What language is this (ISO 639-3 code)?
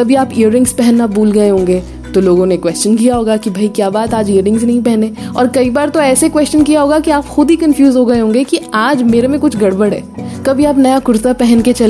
hin